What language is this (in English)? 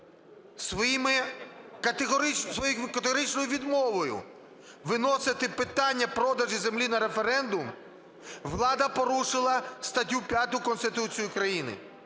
Ukrainian